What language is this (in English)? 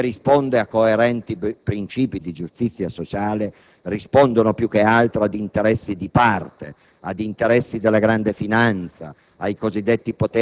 Italian